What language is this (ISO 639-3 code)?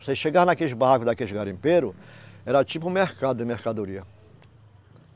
por